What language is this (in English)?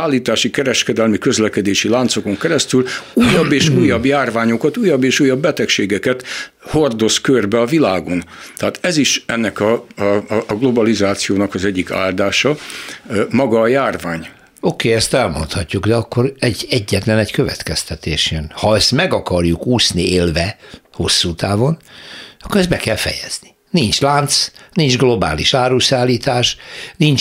Hungarian